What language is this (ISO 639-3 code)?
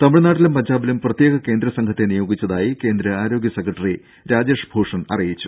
mal